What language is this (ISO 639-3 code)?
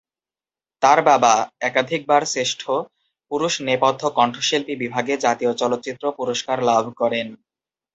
ben